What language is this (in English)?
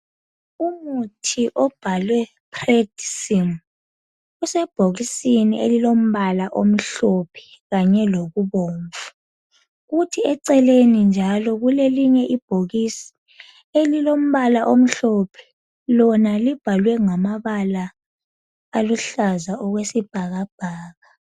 North Ndebele